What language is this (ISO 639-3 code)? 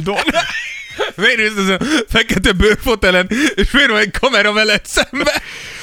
hun